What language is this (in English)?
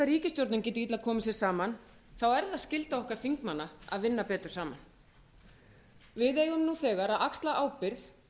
Icelandic